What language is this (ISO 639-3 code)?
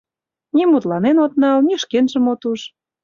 chm